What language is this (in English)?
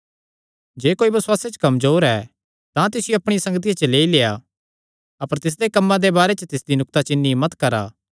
Kangri